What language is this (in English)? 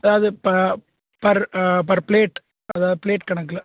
Tamil